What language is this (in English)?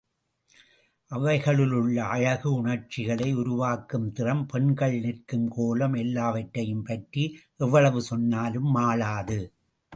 Tamil